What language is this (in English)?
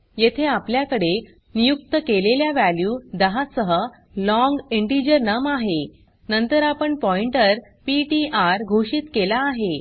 Marathi